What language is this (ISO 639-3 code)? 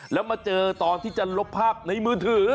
tha